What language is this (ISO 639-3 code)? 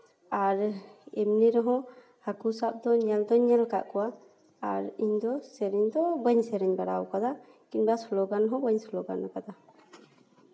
sat